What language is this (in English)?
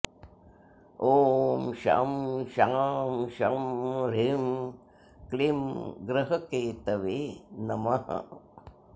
Sanskrit